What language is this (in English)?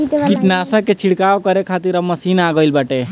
Bhojpuri